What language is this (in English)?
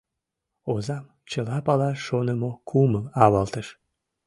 Mari